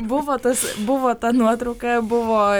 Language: Lithuanian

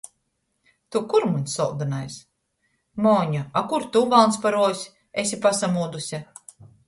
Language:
Latgalian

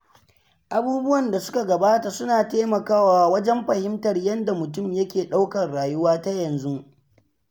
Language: Hausa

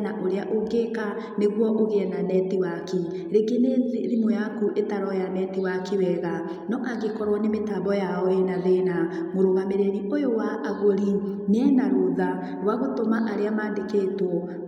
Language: Kikuyu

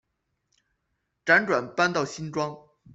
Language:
Chinese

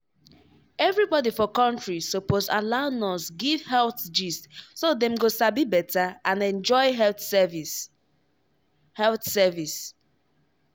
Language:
Nigerian Pidgin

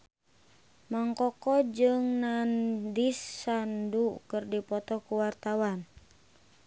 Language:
Sundanese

